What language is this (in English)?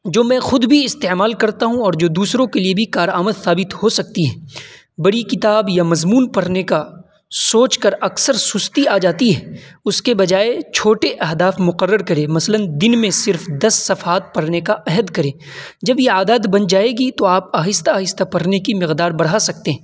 Urdu